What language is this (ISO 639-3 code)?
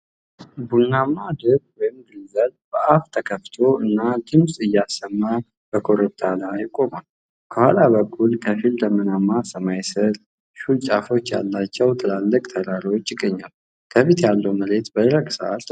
amh